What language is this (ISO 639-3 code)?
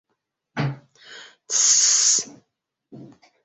bak